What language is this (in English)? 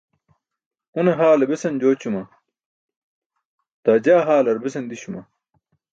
Burushaski